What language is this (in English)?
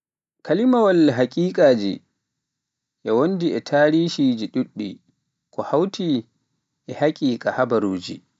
Pular